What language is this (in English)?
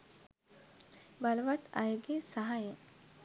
Sinhala